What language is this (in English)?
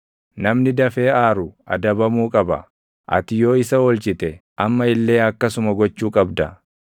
Oromo